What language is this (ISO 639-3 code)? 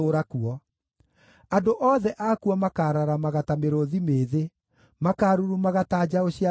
kik